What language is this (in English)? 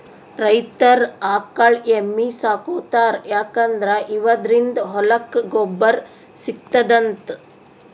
Kannada